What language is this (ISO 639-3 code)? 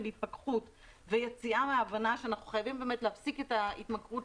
heb